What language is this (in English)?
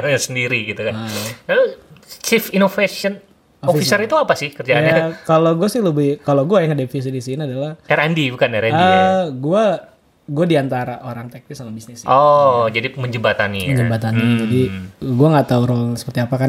Indonesian